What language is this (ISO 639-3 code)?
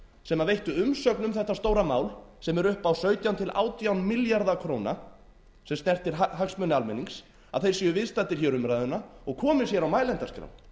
isl